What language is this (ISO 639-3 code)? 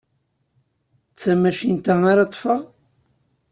kab